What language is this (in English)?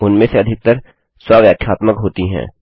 Hindi